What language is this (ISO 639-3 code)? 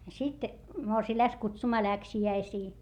fin